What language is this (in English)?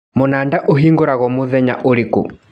Kikuyu